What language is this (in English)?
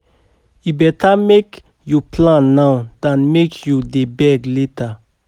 Nigerian Pidgin